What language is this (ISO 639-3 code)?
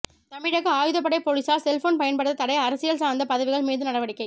tam